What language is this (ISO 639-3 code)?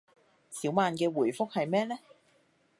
yue